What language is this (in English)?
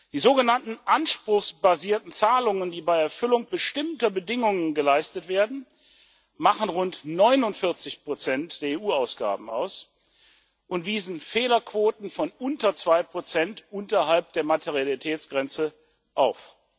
German